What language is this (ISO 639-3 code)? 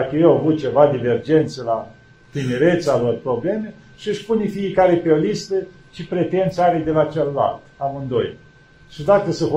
ron